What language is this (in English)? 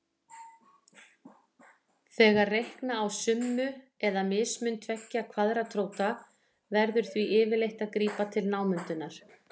Icelandic